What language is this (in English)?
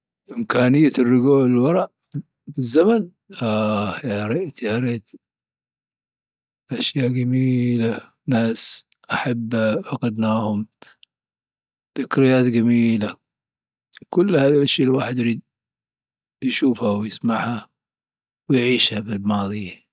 Dhofari Arabic